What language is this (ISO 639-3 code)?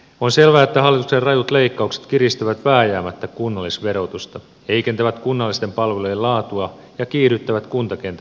fin